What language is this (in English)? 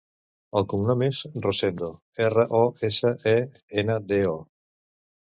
Catalan